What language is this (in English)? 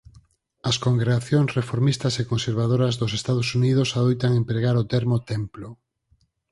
Galician